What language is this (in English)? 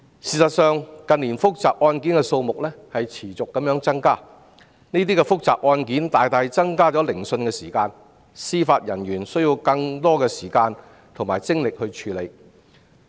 Cantonese